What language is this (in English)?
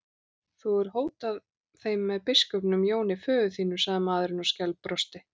Icelandic